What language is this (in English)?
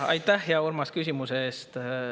Estonian